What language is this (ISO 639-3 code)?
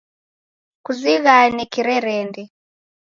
dav